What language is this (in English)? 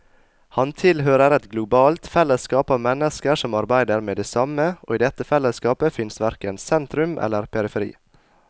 Norwegian